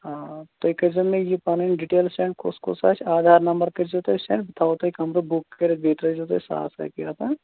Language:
Kashmiri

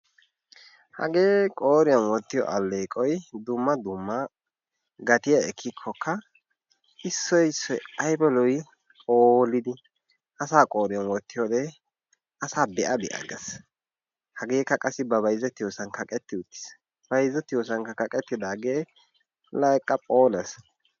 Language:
Wolaytta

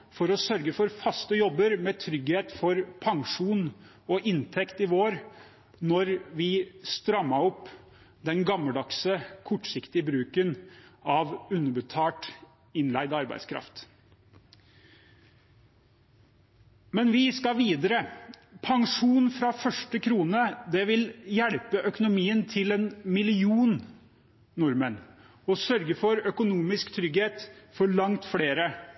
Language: Norwegian Bokmål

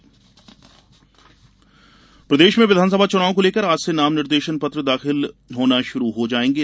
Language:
Hindi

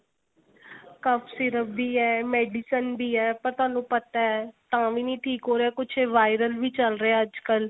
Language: Punjabi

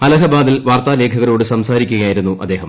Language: Malayalam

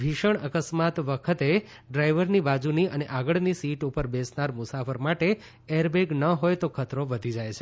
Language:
Gujarati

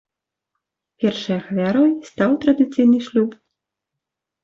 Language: Belarusian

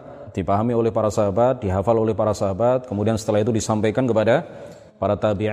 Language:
Indonesian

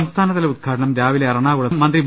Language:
Malayalam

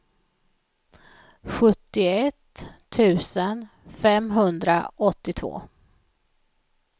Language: Swedish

